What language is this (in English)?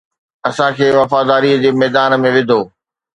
Sindhi